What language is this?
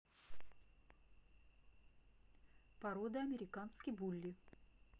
Russian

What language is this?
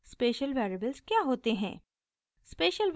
Hindi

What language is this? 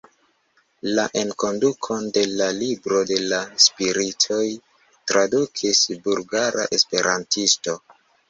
Esperanto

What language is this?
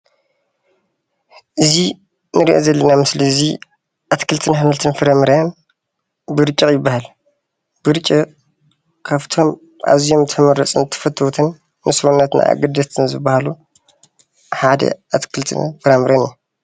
Tigrinya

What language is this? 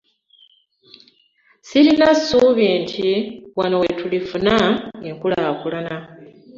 Ganda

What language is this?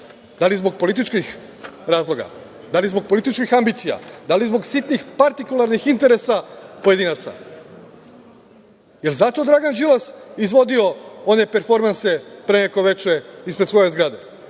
Serbian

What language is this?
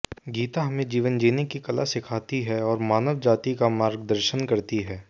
Hindi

